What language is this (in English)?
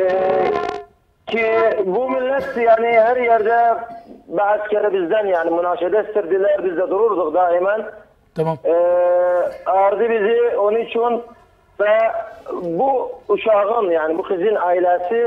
Turkish